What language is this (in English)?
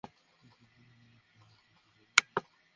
Bangla